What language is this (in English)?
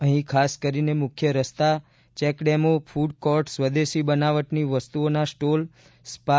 Gujarati